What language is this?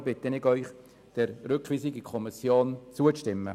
Swiss German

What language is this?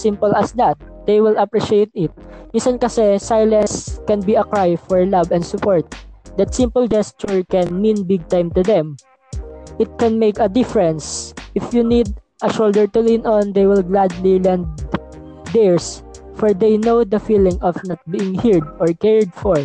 Filipino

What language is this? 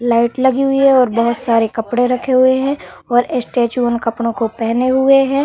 Hindi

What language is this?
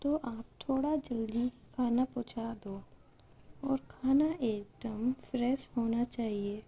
Urdu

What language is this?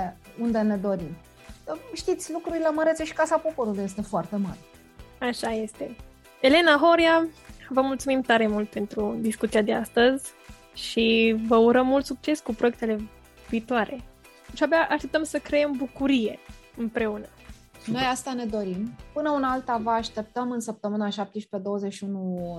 Romanian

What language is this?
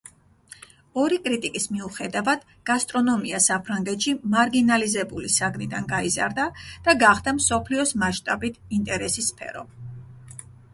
Georgian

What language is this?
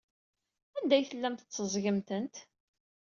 Kabyle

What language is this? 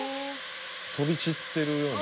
Japanese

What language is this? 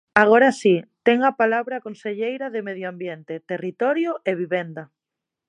Galician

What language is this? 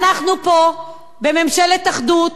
Hebrew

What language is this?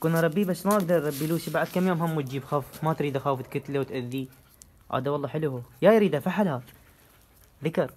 Arabic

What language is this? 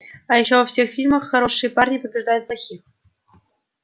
Russian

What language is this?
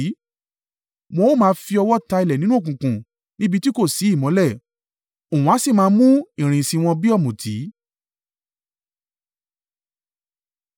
Yoruba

